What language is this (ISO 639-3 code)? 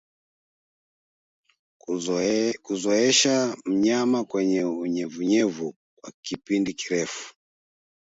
swa